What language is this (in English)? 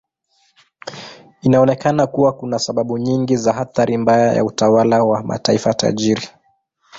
Swahili